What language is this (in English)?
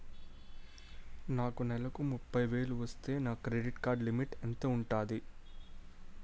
Telugu